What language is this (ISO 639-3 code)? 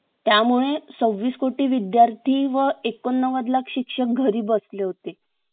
mar